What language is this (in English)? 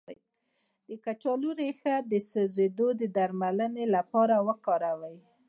Pashto